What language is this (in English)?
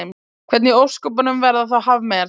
Icelandic